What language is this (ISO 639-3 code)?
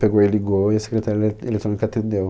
por